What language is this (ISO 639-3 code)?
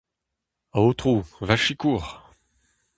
bre